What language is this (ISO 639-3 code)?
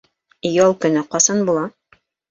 bak